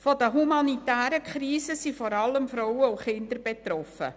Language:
Swiss German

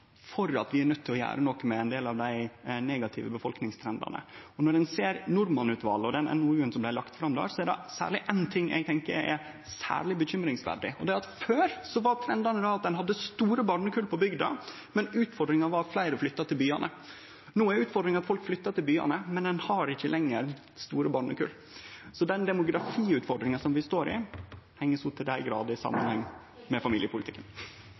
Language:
Norwegian Nynorsk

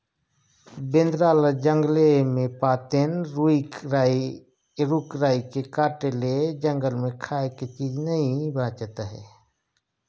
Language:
Chhattisgarhi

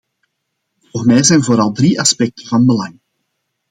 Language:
Dutch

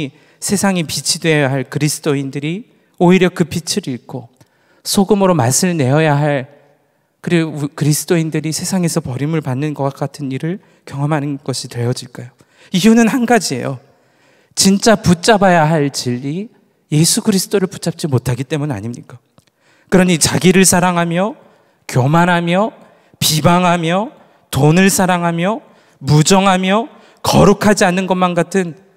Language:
Korean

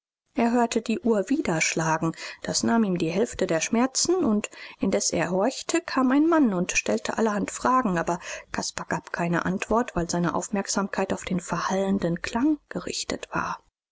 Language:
German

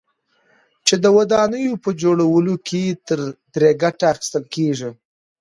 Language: Pashto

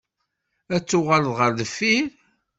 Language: Kabyle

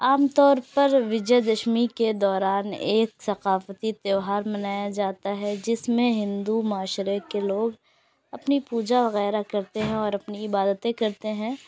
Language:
Urdu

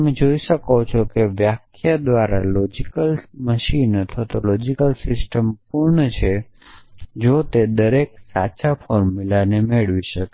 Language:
Gujarati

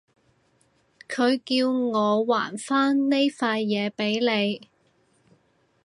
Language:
Cantonese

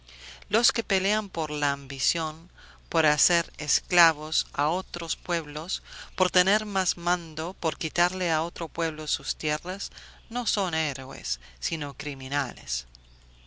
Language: Spanish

